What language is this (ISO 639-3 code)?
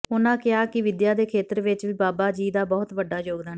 pan